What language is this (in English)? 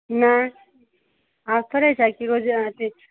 Maithili